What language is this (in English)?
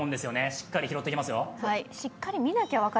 Japanese